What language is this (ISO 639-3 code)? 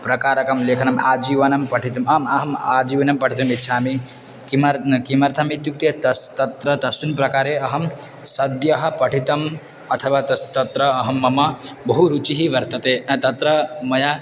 san